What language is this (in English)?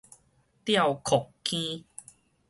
Min Nan Chinese